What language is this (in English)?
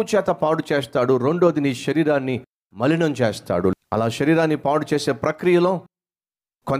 Telugu